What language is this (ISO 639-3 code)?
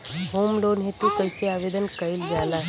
bho